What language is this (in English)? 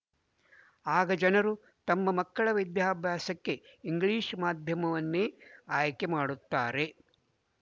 Kannada